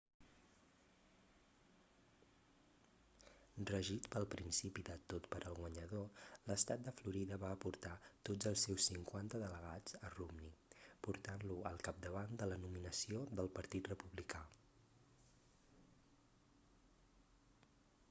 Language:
Catalan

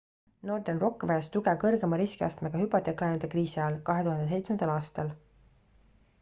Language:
Estonian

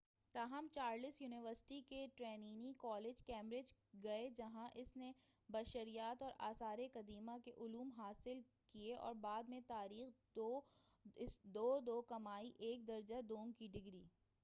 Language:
Urdu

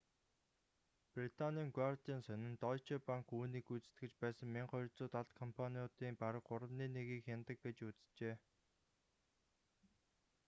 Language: Mongolian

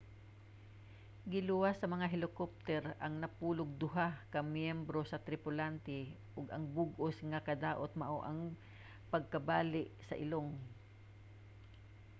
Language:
Cebuano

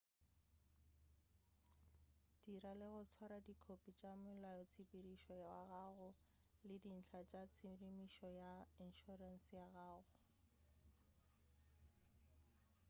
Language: Northern Sotho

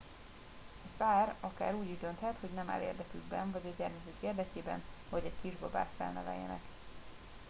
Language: Hungarian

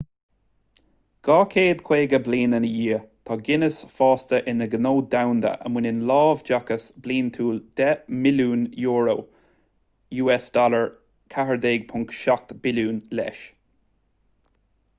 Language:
Irish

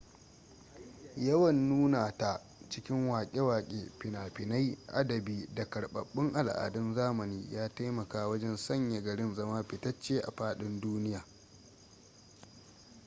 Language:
Hausa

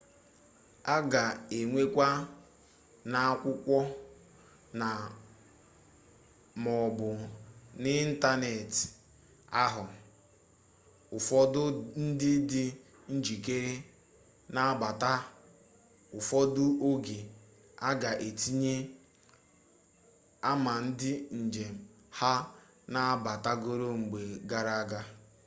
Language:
Igbo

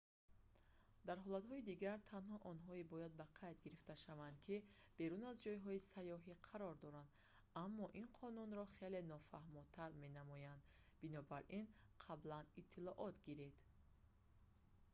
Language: Tajik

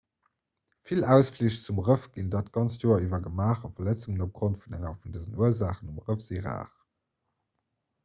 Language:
Luxembourgish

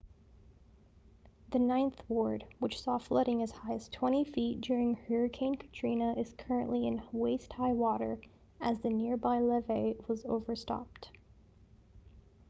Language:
English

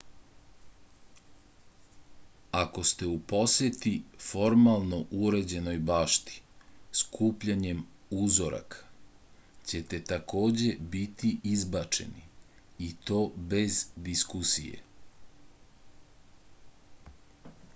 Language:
Serbian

